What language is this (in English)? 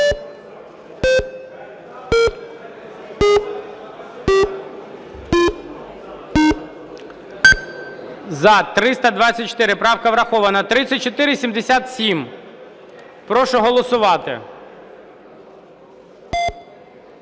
Ukrainian